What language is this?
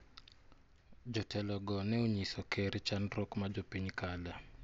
Luo (Kenya and Tanzania)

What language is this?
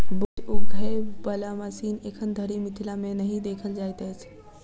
Maithili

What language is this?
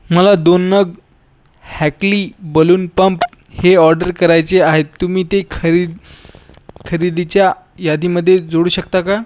Marathi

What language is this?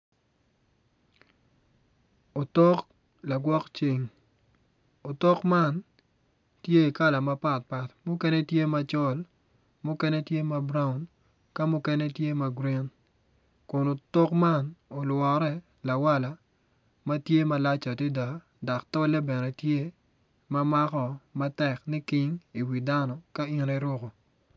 Acoli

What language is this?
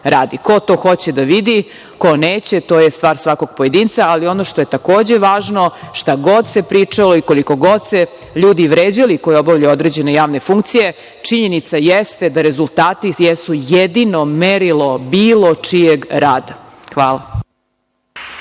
Serbian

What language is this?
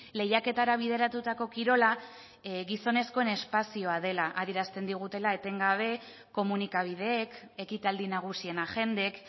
Basque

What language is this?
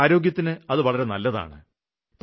Malayalam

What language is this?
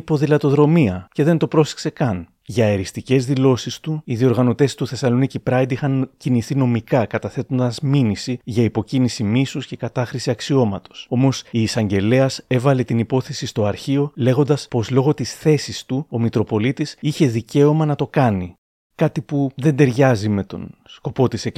Greek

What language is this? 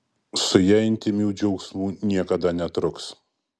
Lithuanian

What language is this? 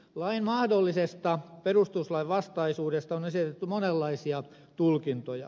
Finnish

